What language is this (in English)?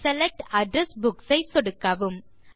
Tamil